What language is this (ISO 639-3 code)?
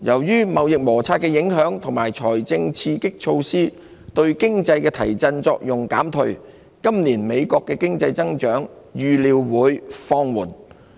yue